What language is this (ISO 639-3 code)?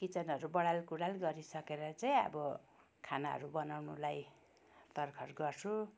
nep